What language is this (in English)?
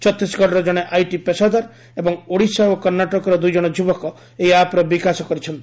Odia